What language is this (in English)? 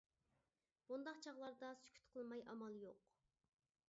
Uyghur